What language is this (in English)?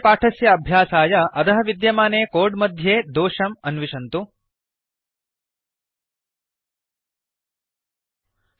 Sanskrit